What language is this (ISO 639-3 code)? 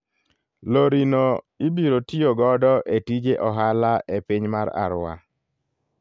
luo